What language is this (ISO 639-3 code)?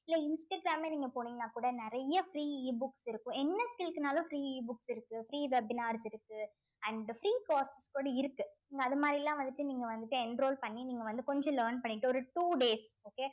tam